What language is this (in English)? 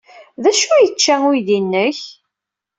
Kabyle